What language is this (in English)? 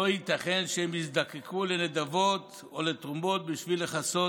Hebrew